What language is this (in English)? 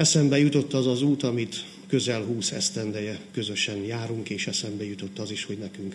Hungarian